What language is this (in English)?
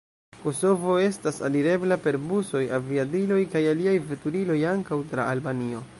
Esperanto